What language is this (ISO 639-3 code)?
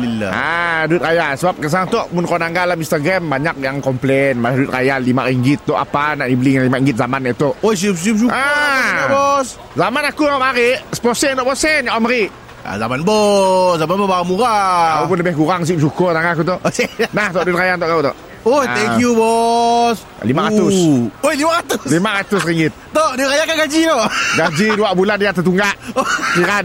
msa